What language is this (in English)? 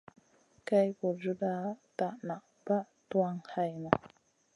Masana